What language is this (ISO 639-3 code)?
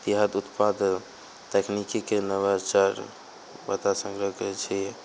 mai